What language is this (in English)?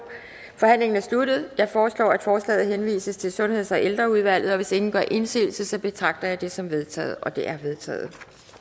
Danish